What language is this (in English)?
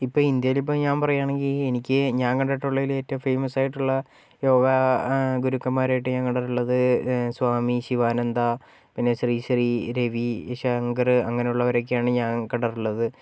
Malayalam